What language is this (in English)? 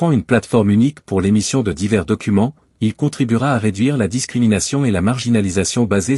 French